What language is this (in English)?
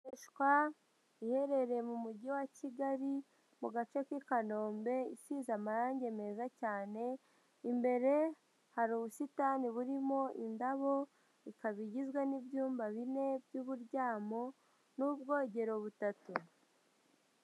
Kinyarwanda